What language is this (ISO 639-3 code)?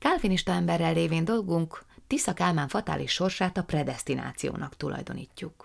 hun